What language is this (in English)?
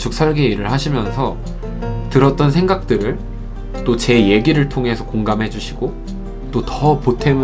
Korean